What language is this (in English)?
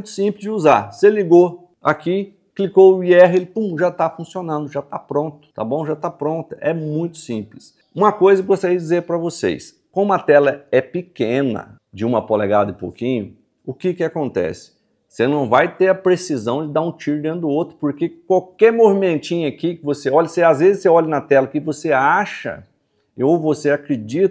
Portuguese